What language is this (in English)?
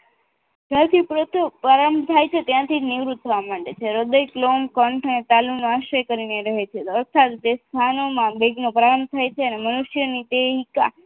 Gujarati